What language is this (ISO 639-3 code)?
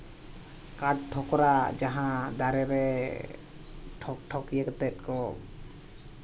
sat